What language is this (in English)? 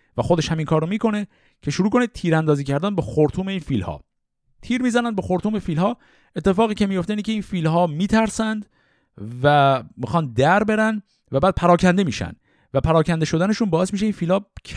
Persian